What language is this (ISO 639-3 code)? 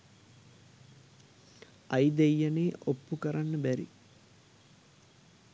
sin